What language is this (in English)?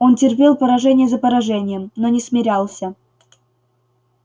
Russian